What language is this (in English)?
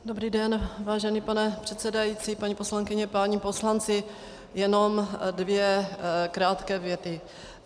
Czech